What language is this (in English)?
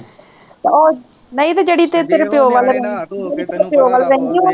Punjabi